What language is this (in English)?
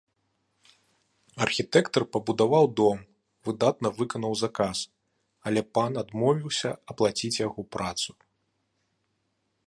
Belarusian